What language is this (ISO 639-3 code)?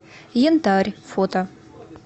rus